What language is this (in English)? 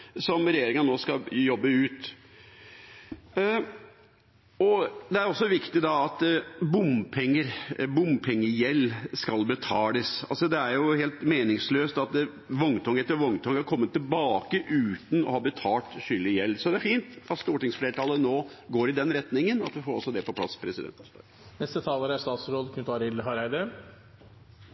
Norwegian